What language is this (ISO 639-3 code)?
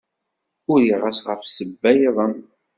kab